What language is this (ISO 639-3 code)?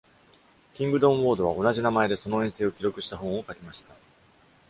jpn